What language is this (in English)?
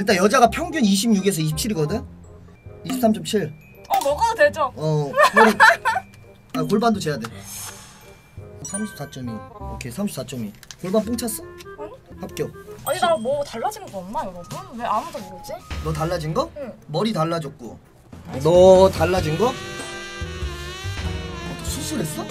Korean